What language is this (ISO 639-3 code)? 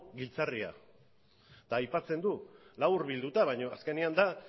eus